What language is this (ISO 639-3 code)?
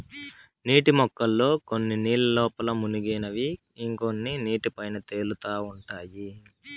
tel